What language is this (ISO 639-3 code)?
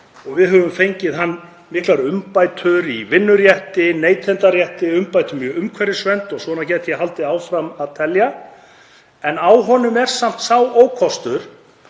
isl